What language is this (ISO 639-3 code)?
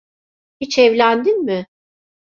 tur